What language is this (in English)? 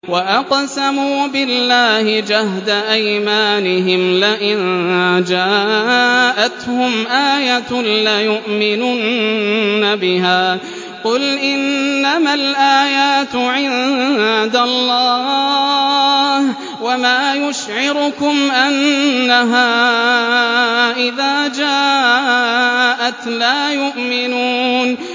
Arabic